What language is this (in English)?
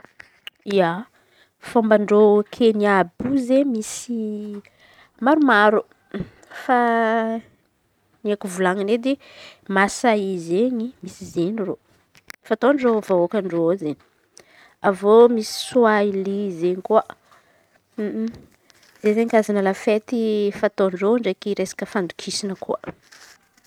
Antankarana Malagasy